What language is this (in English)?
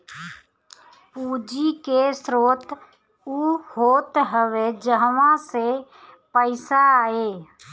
Bhojpuri